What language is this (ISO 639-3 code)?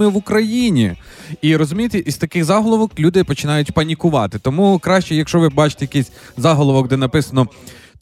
ukr